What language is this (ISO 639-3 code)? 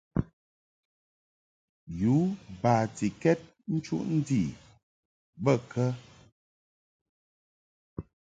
mhk